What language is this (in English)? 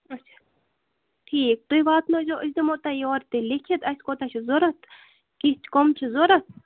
Kashmiri